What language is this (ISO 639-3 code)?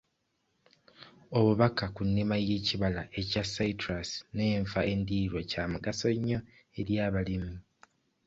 lug